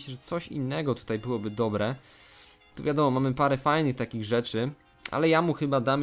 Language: Polish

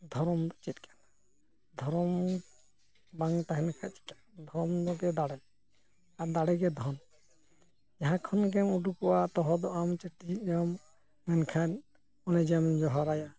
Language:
Santali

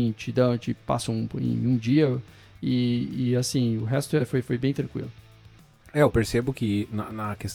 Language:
Portuguese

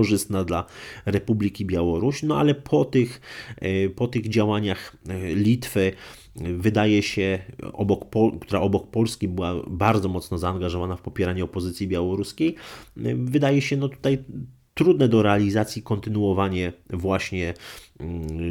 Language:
Polish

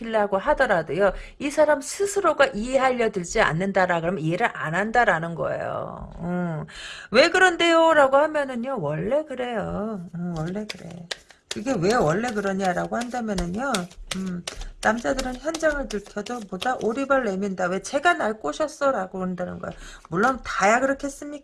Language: Korean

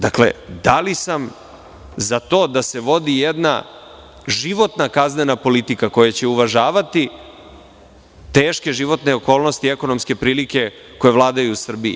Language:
Serbian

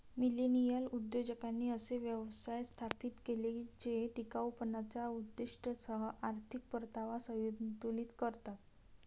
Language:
Marathi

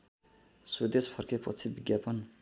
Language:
Nepali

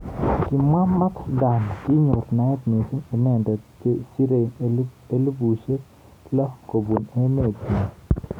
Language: Kalenjin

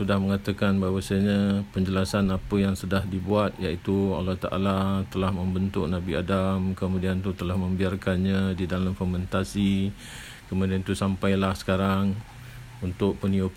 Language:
Malay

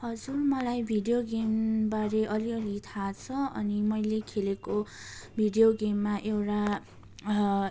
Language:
Nepali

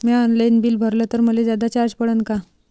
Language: Marathi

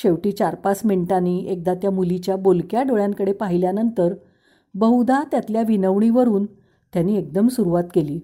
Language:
Marathi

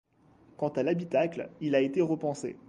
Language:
French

